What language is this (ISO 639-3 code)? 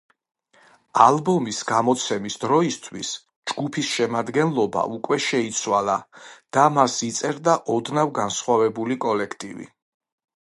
kat